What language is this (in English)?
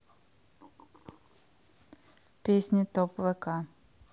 Russian